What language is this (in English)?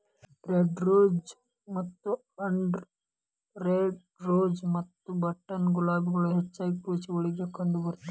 Kannada